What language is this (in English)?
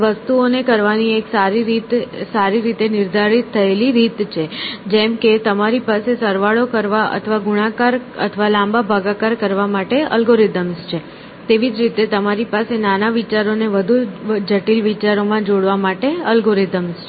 Gujarati